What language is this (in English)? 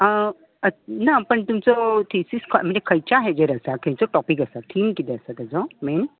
Konkani